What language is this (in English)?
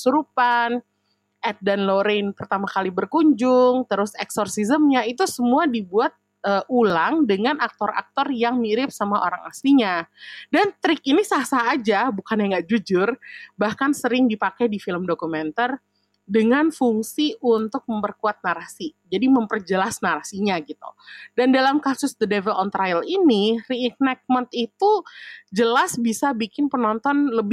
Indonesian